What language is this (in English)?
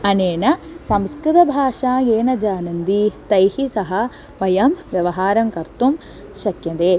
Sanskrit